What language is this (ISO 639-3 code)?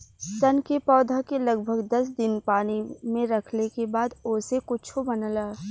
bho